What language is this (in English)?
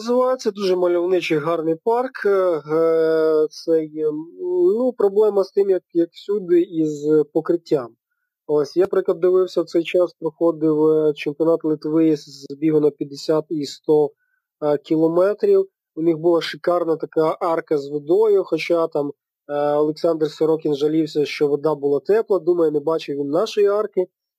Ukrainian